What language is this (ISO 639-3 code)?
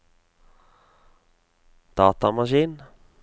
nor